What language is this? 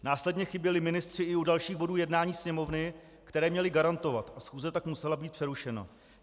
Czech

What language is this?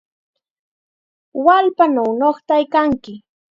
Chiquián Ancash Quechua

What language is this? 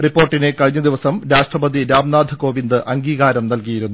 Malayalam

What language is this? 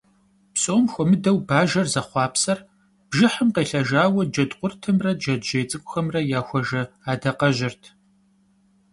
Kabardian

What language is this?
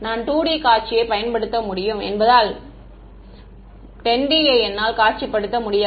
Tamil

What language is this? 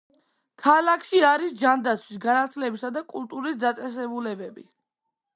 Georgian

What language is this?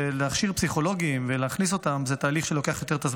Hebrew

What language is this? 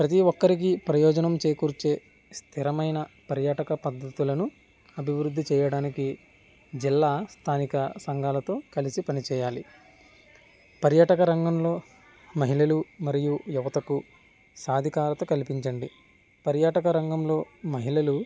Telugu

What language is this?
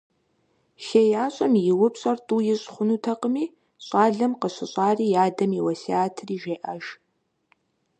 Kabardian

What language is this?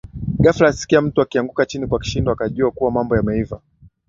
Swahili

